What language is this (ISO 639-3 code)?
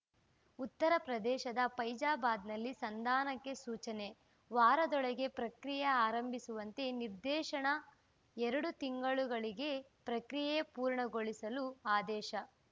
kan